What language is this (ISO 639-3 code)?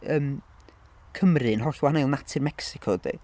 cym